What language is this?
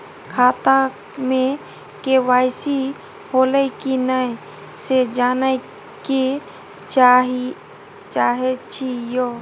Maithili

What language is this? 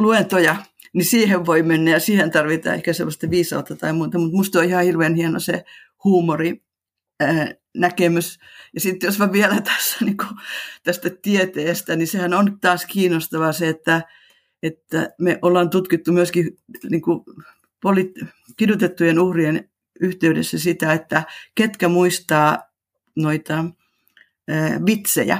Finnish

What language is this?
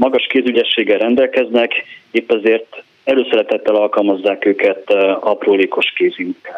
Hungarian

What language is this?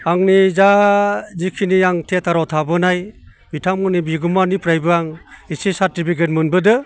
Bodo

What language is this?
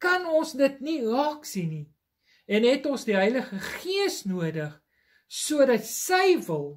Dutch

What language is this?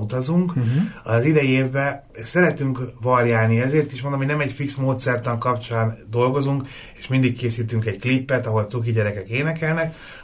Hungarian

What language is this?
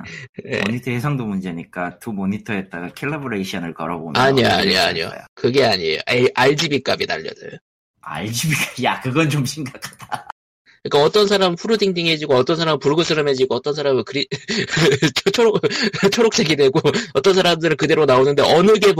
Korean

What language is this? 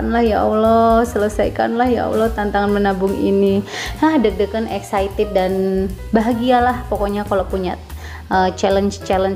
Indonesian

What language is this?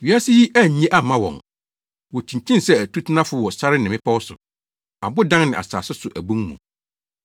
Akan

